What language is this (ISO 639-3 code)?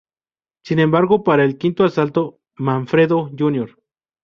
spa